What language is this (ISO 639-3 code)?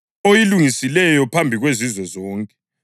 nde